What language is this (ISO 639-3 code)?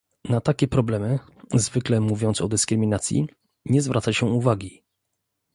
pol